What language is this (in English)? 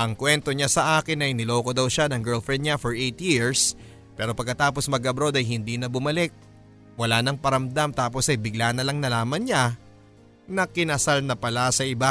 Filipino